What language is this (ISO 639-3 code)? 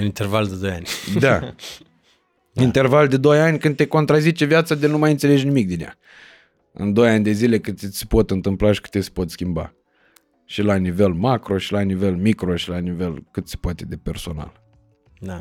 ron